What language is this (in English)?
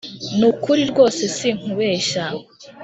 Kinyarwanda